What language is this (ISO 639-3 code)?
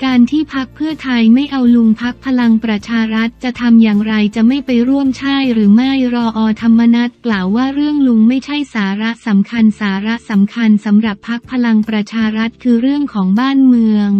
tha